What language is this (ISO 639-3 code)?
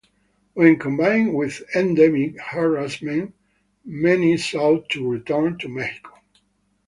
eng